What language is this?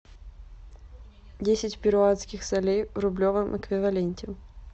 Russian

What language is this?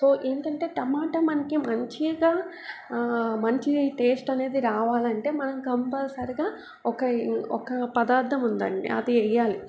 Telugu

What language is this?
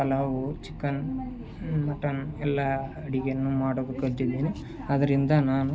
Kannada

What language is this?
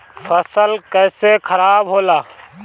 Bhojpuri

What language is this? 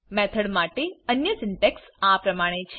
Gujarati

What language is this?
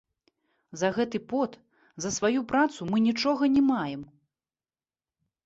Belarusian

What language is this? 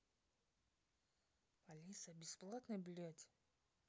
Russian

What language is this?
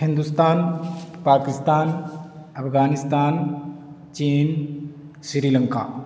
Urdu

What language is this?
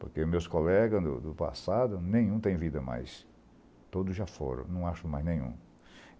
Portuguese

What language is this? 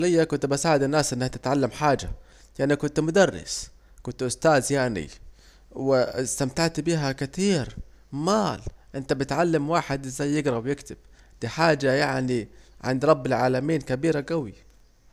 Saidi Arabic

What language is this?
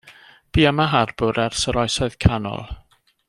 Welsh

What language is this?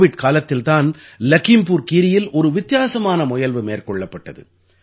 Tamil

